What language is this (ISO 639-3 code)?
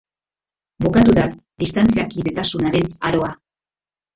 eus